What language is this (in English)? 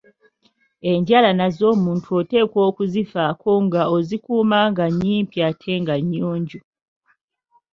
Ganda